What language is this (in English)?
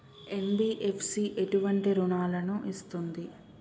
Telugu